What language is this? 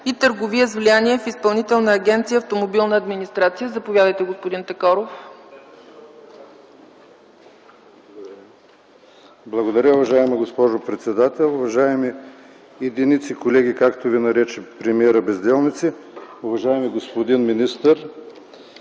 Bulgarian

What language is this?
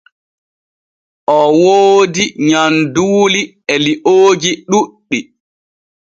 Borgu Fulfulde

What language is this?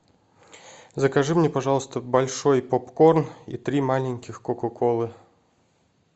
Russian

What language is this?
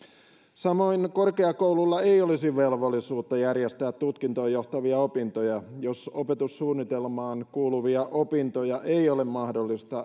Finnish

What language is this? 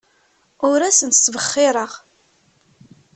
Kabyle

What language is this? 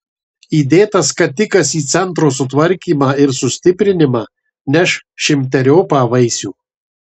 Lithuanian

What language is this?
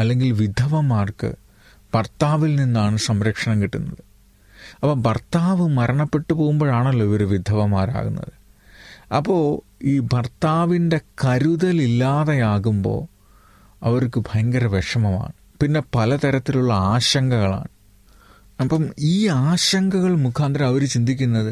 Malayalam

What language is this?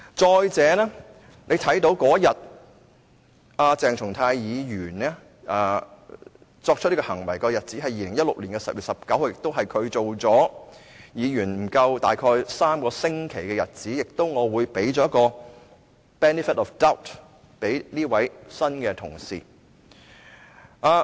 Cantonese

